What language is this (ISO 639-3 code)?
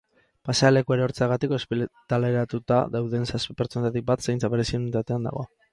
eus